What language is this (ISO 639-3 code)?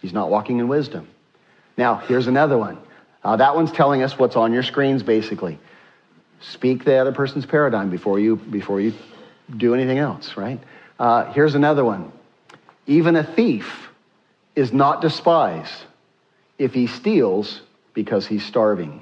eng